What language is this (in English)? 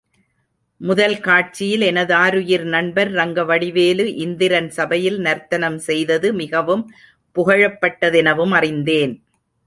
Tamil